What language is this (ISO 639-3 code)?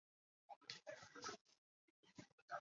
zho